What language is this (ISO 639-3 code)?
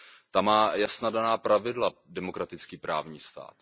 ces